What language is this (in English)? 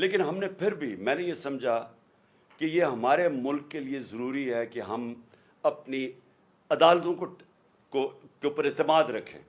Urdu